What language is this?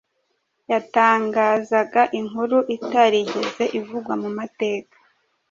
Kinyarwanda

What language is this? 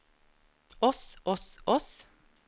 Norwegian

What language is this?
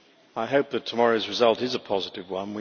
English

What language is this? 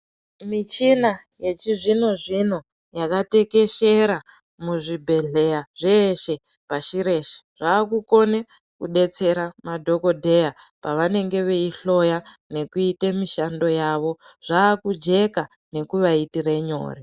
Ndau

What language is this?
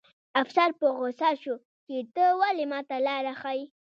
Pashto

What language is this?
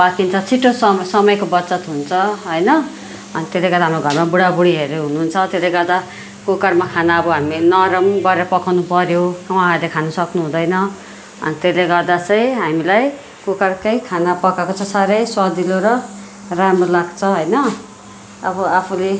Nepali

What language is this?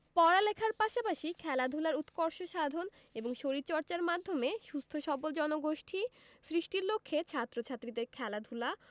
Bangla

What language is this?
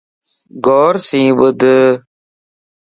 Lasi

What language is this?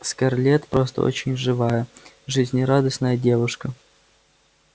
Russian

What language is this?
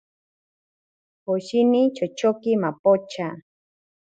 Ashéninka Perené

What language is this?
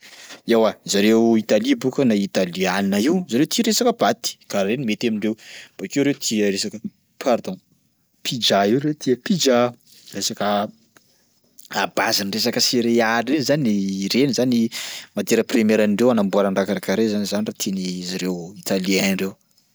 Sakalava Malagasy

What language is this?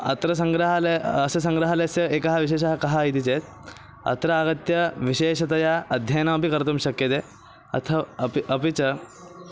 Sanskrit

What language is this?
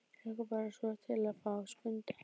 Icelandic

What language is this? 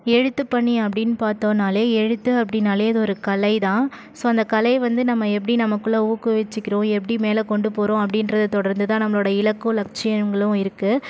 Tamil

